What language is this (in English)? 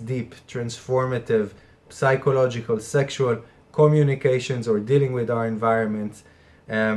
English